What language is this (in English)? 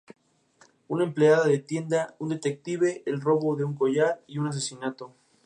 Spanish